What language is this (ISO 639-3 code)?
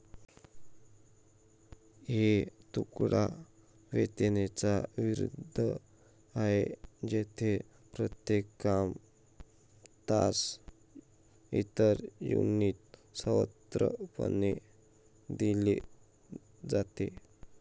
mar